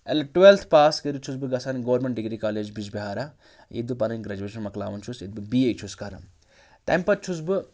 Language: Kashmiri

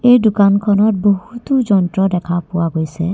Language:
Assamese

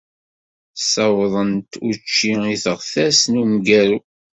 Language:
Kabyle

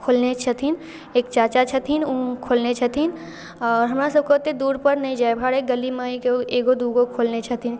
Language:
Maithili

